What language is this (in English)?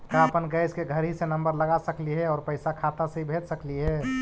Magahi